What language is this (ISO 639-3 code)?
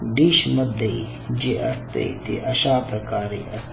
mar